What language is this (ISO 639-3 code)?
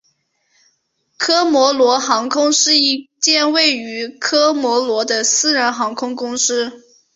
zho